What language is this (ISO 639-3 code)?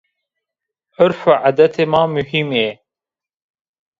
zza